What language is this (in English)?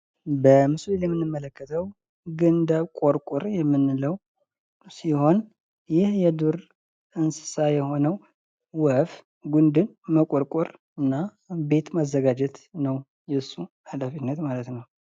Amharic